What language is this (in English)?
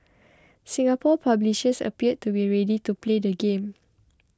English